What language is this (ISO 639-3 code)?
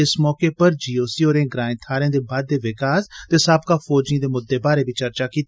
doi